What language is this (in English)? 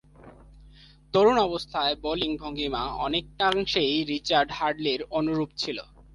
Bangla